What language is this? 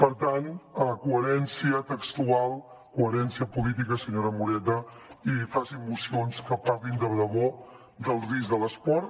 Catalan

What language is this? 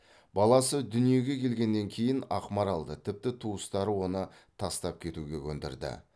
Kazakh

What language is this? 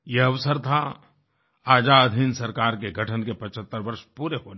Hindi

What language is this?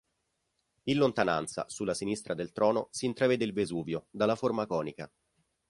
Italian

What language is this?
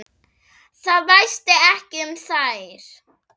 Icelandic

